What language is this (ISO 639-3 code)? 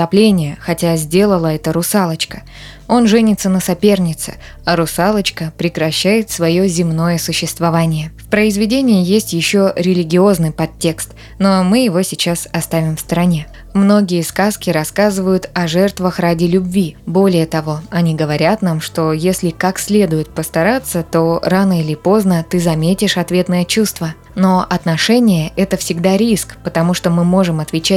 rus